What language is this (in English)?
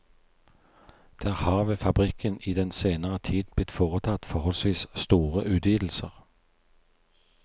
Norwegian